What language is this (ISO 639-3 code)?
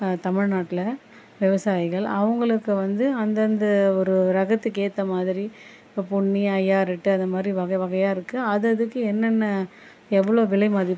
tam